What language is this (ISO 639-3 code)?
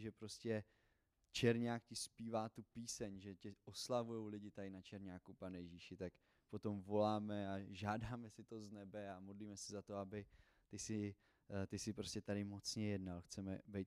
ces